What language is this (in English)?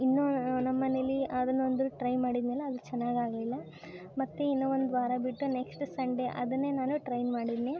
Kannada